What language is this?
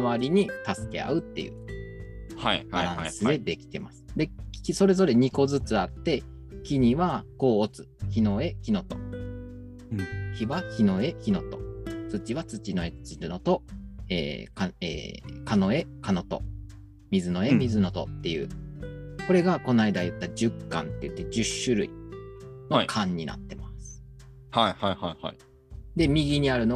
Japanese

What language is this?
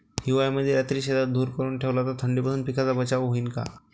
Marathi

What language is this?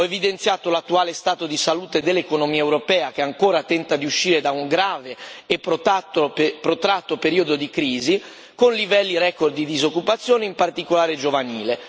Italian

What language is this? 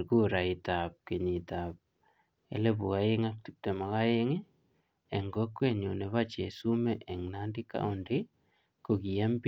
Kalenjin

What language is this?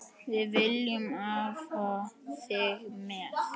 Icelandic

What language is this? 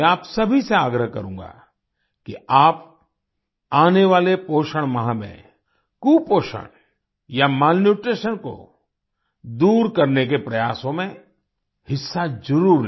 Hindi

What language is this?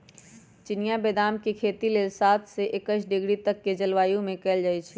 Magahi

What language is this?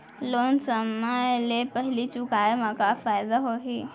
Chhattisgarhi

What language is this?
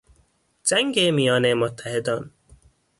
Persian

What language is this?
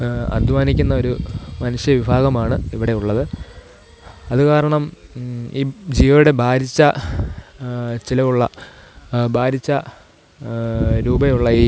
Malayalam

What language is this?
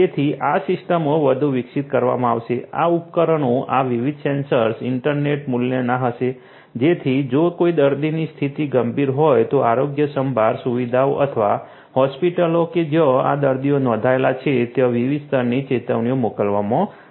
Gujarati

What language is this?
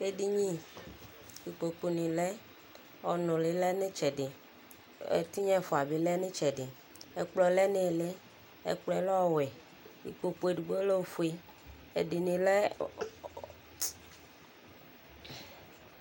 Ikposo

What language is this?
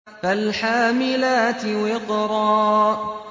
Arabic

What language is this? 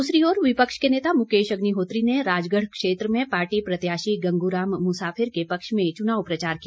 Hindi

